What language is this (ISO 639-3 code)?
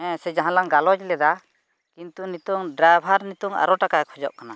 sat